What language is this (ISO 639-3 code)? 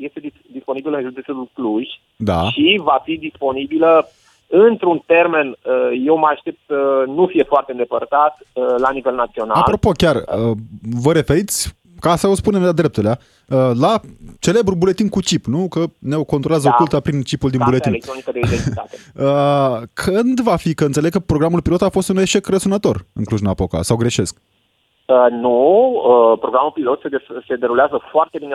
ron